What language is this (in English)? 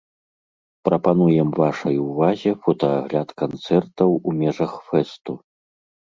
Belarusian